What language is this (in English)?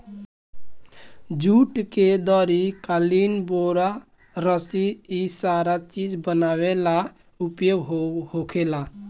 Bhojpuri